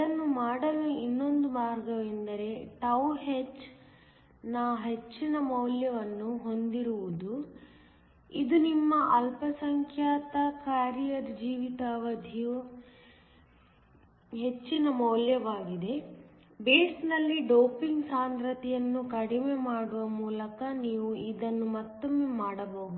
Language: Kannada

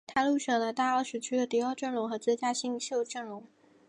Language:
Chinese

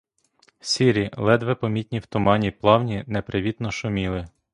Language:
Ukrainian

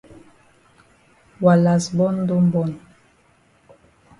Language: Cameroon Pidgin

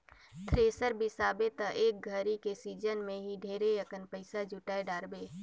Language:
Chhattisgarhi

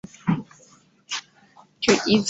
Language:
Chinese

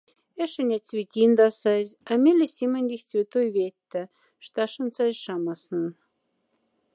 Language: Moksha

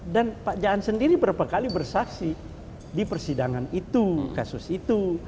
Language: Indonesian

